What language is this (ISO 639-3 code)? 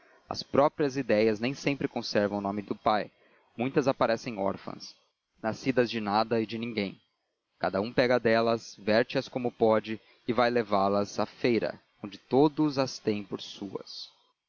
por